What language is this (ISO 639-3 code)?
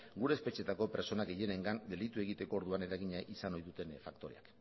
eus